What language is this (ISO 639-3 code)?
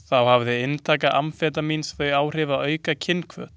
isl